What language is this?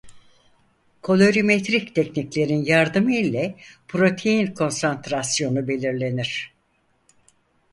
Turkish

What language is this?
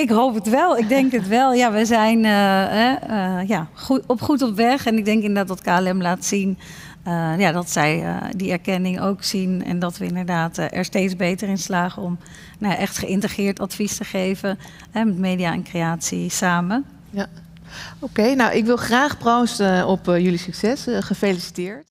Dutch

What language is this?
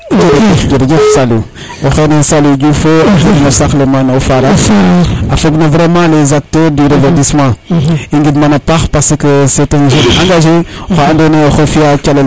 Serer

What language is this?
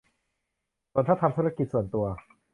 Thai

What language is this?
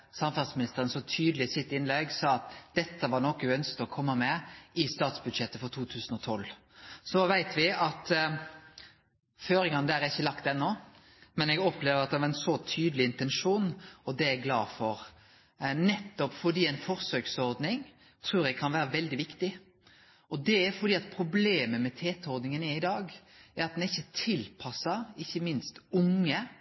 Norwegian Nynorsk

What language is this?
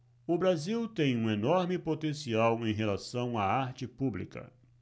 Portuguese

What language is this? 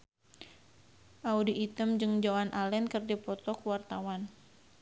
Sundanese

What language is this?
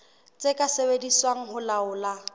Southern Sotho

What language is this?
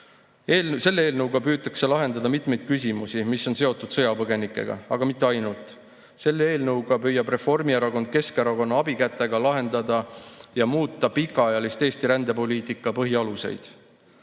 Estonian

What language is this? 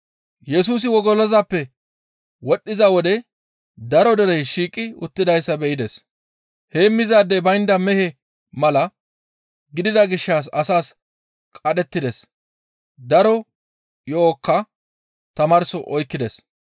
Gamo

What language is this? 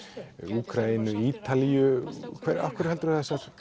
Icelandic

